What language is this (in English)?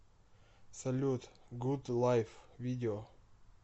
Russian